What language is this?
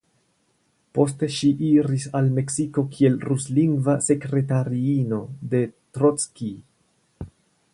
Esperanto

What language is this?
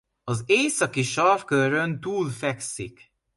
Hungarian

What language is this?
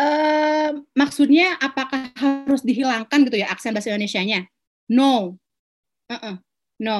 Indonesian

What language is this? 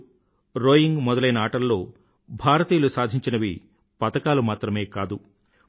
Telugu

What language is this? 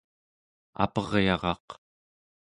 Central Yupik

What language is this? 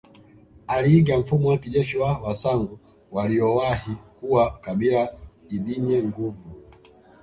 Swahili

